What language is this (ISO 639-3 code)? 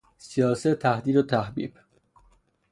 fas